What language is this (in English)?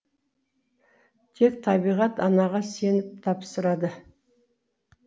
Kazakh